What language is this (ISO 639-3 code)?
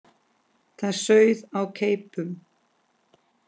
isl